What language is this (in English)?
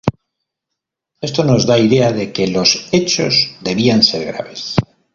Spanish